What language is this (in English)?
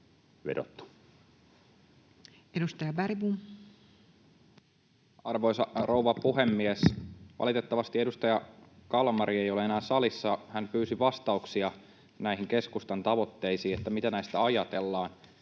Finnish